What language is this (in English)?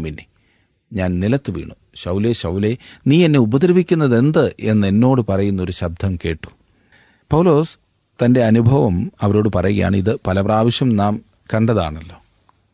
Malayalam